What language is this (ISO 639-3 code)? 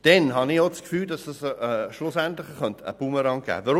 gsw